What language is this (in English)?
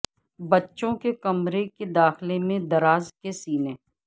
Urdu